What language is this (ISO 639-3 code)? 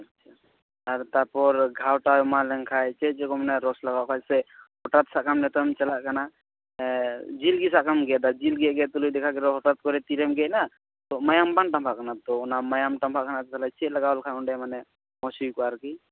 sat